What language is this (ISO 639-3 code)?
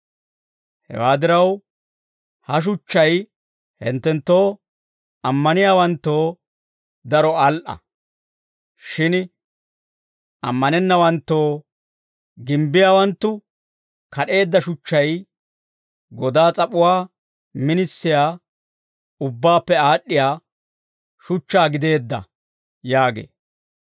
dwr